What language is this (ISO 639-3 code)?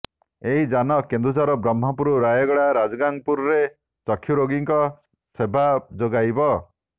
ori